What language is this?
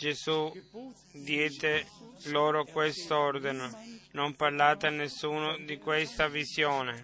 Italian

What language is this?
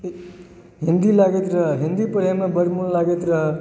Maithili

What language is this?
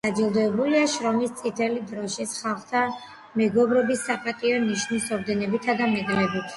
Georgian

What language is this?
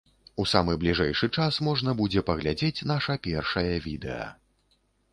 Belarusian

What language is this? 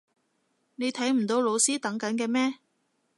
Cantonese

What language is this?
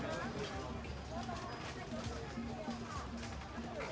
Thai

